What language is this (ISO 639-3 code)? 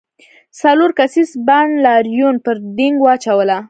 pus